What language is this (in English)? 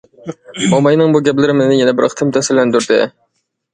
Uyghur